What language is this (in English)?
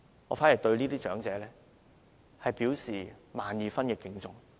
Cantonese